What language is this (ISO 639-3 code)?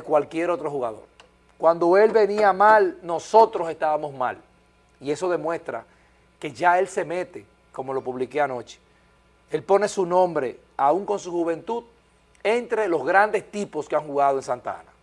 spa